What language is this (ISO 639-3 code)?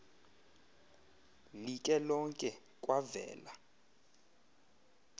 xho